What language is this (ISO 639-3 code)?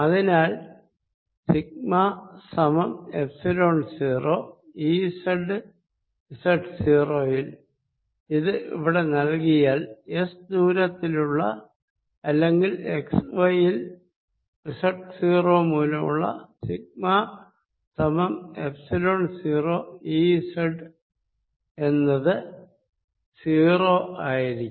mal